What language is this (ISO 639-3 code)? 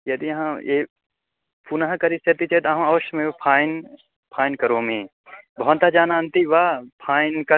san